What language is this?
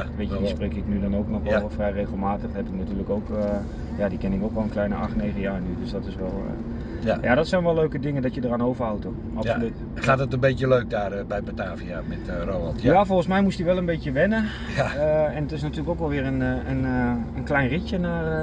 Dutch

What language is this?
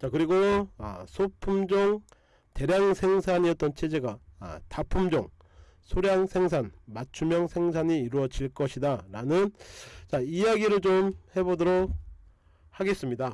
Korean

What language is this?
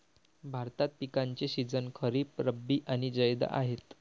Marathi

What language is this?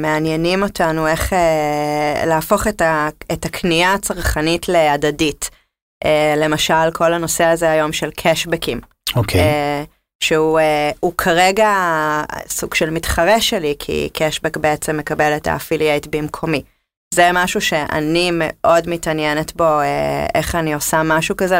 Hebrew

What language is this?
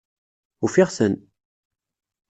Kabyle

